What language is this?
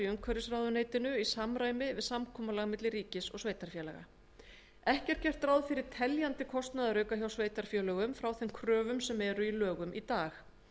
Icelandic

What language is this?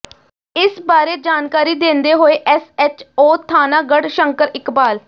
Punjabi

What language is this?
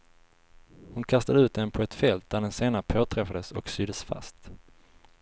Swedish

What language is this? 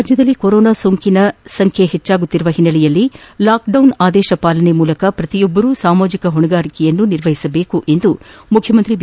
Kannada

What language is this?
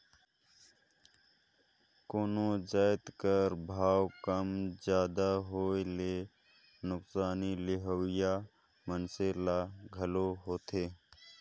Chhattisgarhi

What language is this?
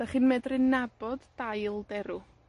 Welsh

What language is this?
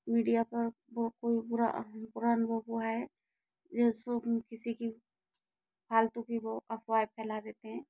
Hindi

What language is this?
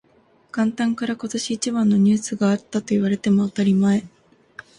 Japanese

